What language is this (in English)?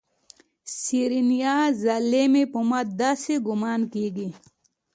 Pashto